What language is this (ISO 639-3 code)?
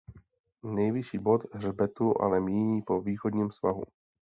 ces